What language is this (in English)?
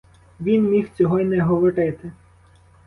Ukrainian